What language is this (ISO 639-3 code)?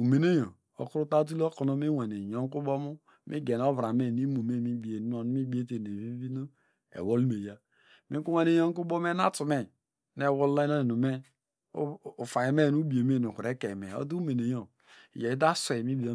deg